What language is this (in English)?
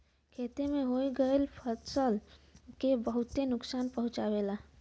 Bhojpuri